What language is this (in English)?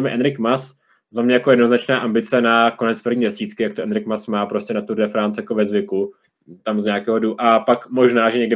Czech